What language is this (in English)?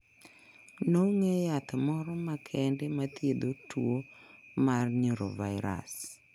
Luo (Kenya and Tanzania)